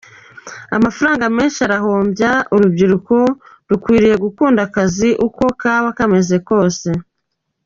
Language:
Kinyarwanda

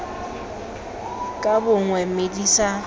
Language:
Tswana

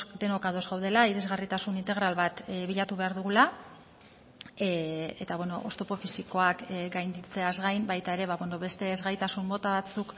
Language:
Basque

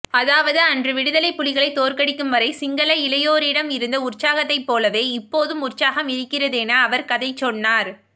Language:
Tamil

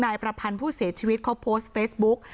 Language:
Thai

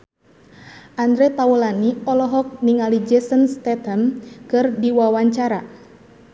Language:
Sundanese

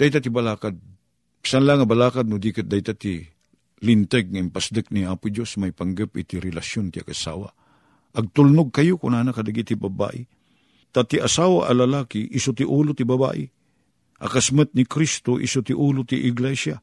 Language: Filipino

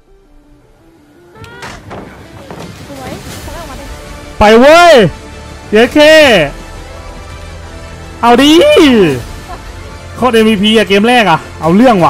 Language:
Thai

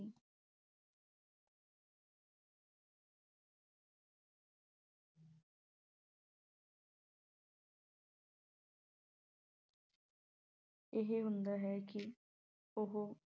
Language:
Punjabi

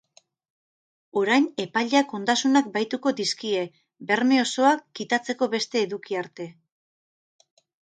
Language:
Basque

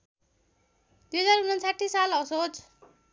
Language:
Nepali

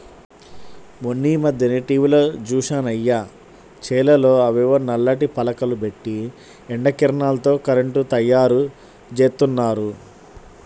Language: Telugu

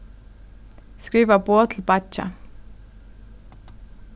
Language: Faroese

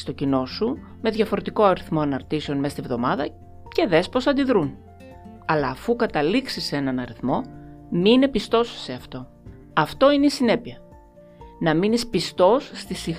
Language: Greek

